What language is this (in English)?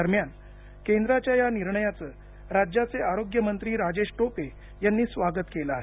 Marathi